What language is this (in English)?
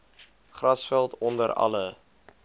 Afrikaans